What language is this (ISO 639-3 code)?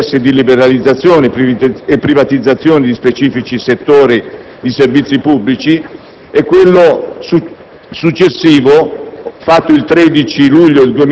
ita